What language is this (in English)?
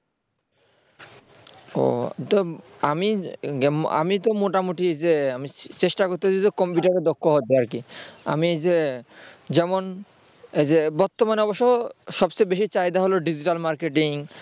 Bangla